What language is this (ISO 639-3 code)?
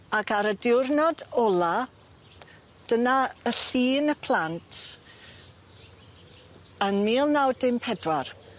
cym